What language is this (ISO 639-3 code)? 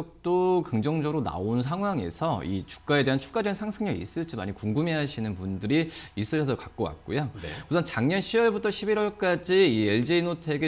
kor